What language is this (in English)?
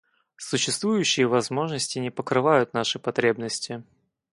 Russian